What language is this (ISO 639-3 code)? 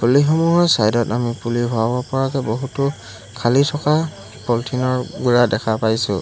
asm